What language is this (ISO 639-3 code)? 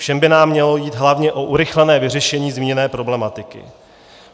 ces